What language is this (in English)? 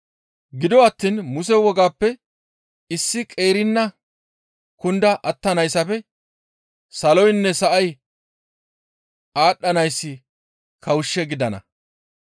Gamo